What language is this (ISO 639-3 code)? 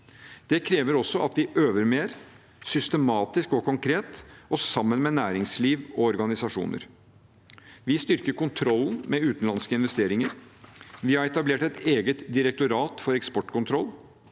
nor